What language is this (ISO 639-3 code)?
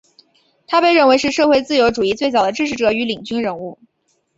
zho